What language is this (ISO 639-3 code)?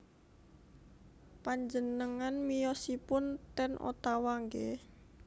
jav